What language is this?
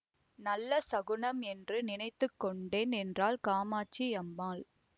Tamil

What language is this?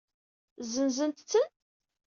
Kabyle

